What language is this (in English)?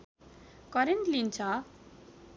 Nepali